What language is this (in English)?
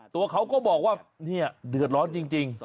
Thai